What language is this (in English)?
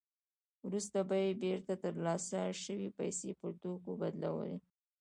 Pashto